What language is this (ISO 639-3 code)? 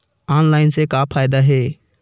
hne